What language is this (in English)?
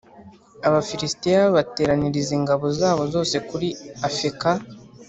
Kinyarwanda